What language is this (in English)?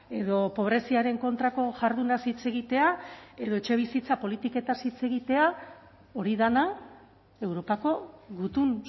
Basque